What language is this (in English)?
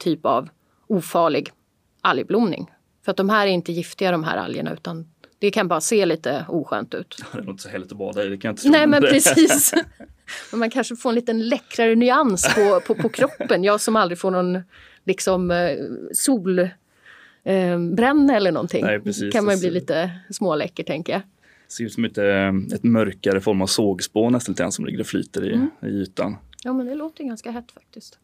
Swedish